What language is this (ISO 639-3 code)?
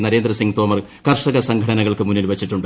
mal